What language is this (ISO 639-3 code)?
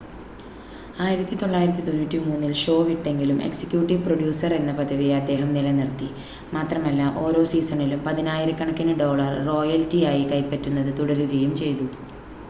mal